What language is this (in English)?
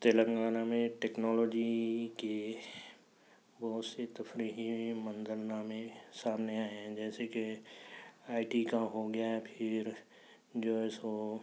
Urdu